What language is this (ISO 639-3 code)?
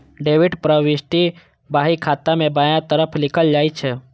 mai